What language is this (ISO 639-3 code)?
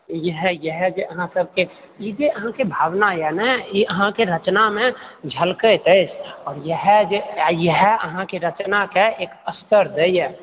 mai